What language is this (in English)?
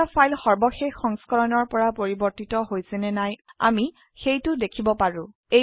Assamese